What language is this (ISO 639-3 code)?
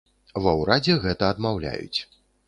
bel